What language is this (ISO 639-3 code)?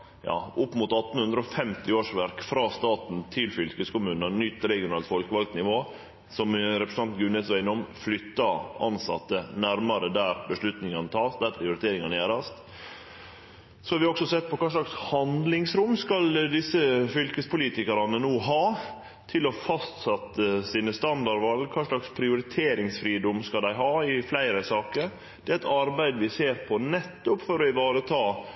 nno